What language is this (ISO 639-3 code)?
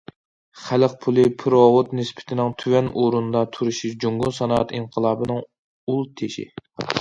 uig